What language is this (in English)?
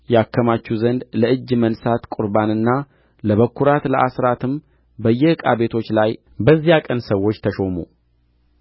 Amharic